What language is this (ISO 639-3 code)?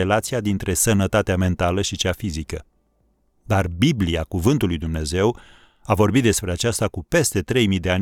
ron